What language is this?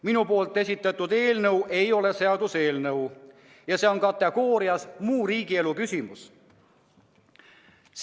Estonian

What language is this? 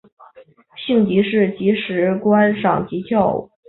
Chinese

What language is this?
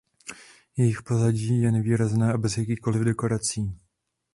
Czech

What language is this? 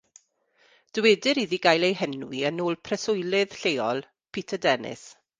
Welsh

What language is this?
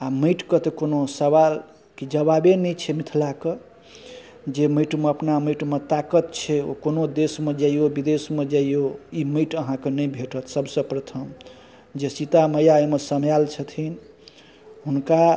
Maithili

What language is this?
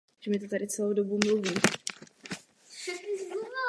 Czech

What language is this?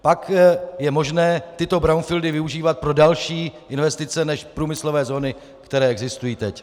Czech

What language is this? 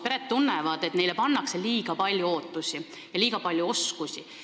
Estonian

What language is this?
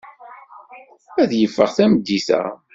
Kabyle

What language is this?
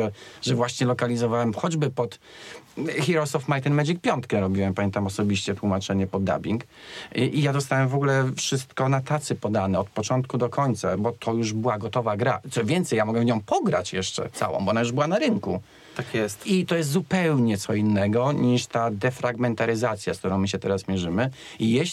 Polish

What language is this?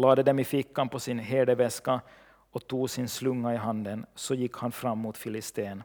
Swedish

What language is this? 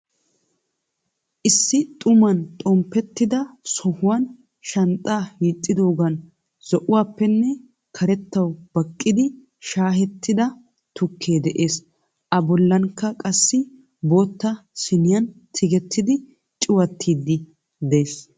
Wolaytta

